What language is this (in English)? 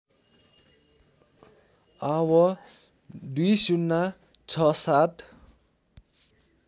Nepali